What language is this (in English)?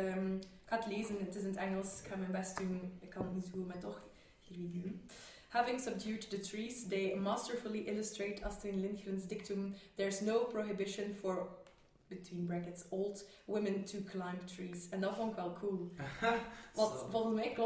Dutch